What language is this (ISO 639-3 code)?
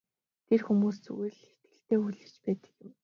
mon